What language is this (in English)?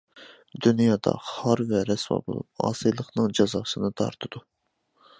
Uyghur